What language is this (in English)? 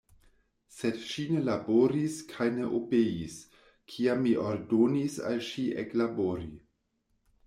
Esperanto